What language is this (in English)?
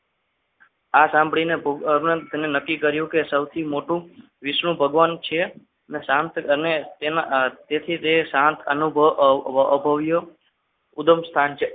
Gujarati